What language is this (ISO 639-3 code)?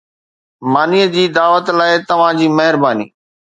snd